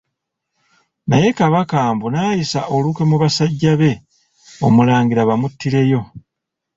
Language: Ganda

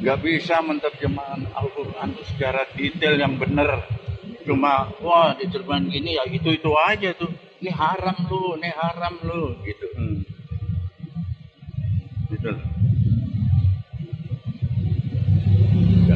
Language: Indonesian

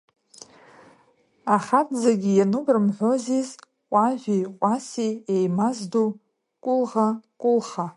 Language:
Abkhazian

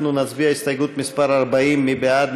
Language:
Hebrew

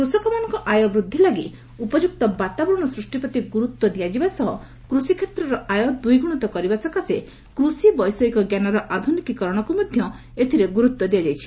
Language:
Odia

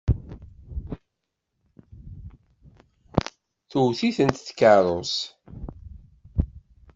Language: Kabyle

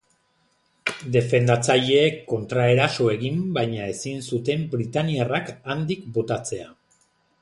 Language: Basque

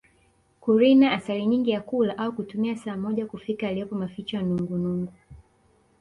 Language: Swahili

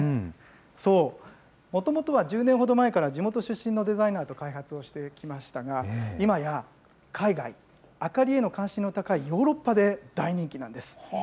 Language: Japanese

